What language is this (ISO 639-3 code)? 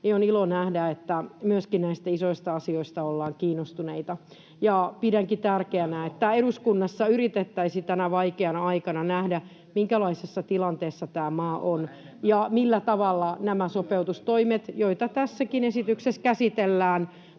fin